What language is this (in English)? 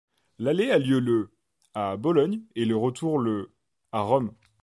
French